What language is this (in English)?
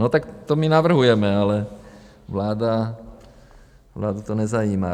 Czech